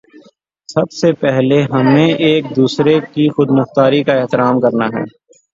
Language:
Urdu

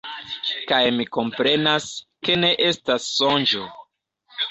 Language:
Esperanto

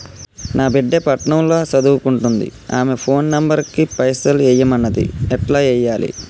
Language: Telugu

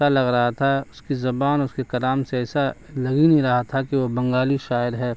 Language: Urdu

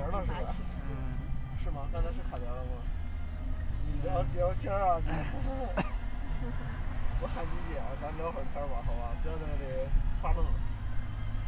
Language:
Chinese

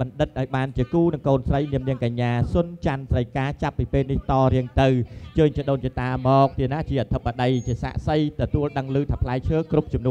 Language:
Thai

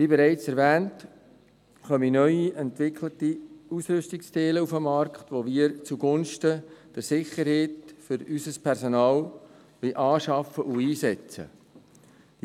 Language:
Swiss German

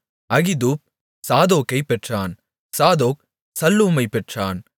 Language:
Tamil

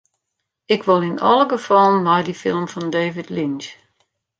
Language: Western Frisian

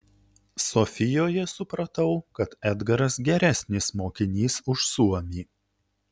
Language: Lithuanian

